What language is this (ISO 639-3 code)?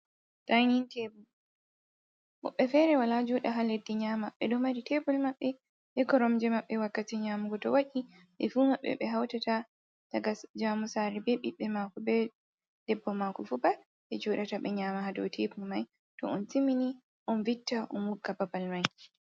ful